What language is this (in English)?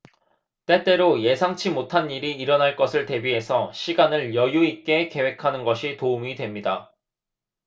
Korean